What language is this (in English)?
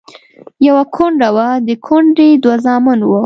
Pashto